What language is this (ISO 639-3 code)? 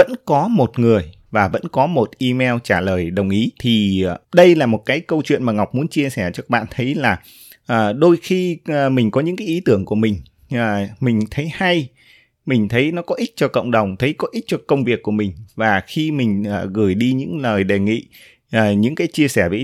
vie